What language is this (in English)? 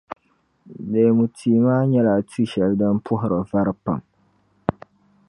Dagbani